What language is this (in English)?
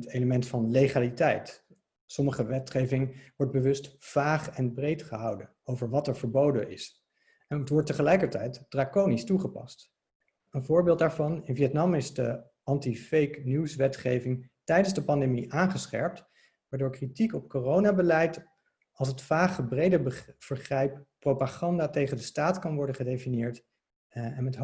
Dutch